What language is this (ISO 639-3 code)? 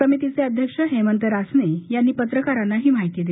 mar